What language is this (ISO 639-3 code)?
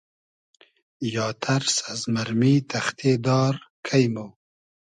haz